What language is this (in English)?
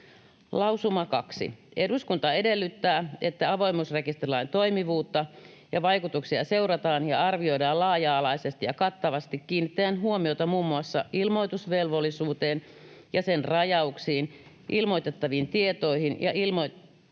Finnish